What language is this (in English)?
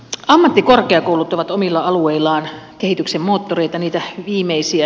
Finnish